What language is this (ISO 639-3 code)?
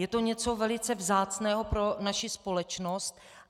ces